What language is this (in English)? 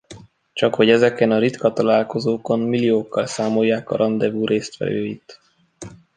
Hungarian